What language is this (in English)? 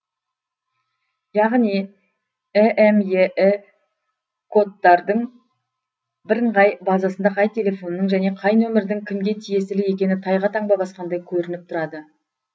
Kazakh